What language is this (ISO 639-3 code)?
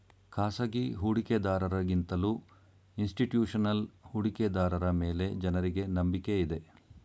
kan